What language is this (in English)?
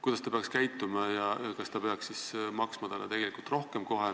Estonian